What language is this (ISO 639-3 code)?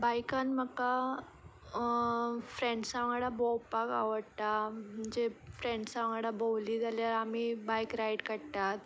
kok